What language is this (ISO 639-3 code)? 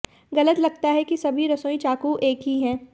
hin